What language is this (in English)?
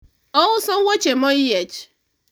Luo (Kenya and Tanzania)